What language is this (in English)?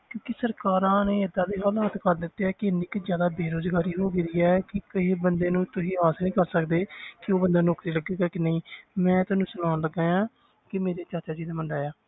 Punjabi